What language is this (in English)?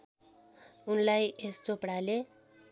Nepali